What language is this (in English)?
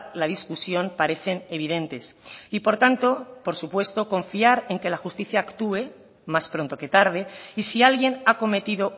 Spanish